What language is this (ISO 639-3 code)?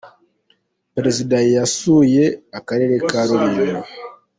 kin